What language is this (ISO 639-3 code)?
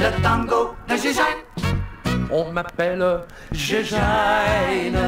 fra